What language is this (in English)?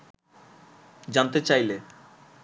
Bangla